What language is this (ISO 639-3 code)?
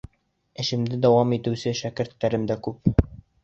bak